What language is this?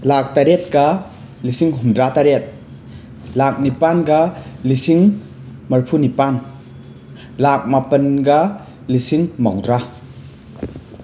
Manipuri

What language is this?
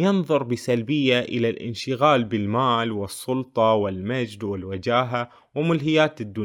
Arabic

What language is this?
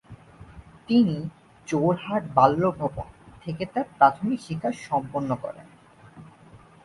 Bangla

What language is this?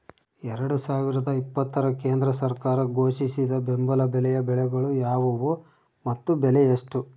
Kannada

